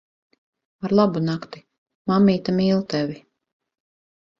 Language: Latvian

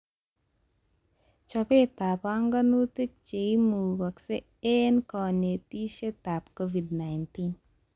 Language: Kalenjin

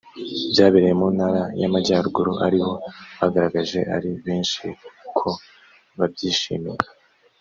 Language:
Kinyarwanda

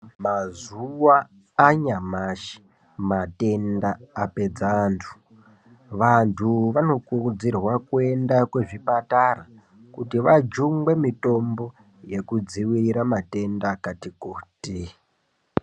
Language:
Ndau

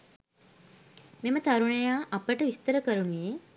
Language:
Sinhala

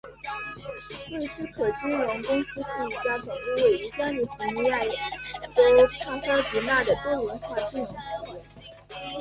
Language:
Chinese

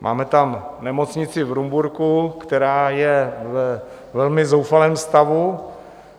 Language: Czech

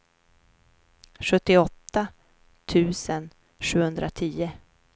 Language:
Swedish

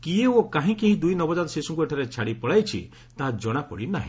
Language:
Odia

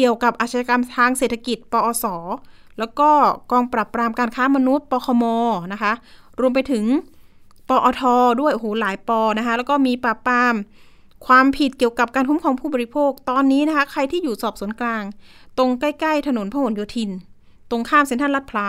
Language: Thai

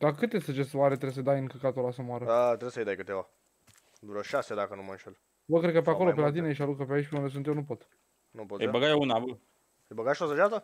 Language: Romanian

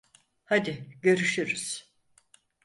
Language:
Turkish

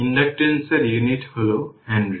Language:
Bangla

